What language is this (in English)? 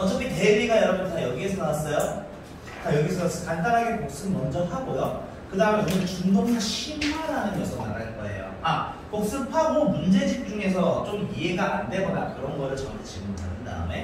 Korean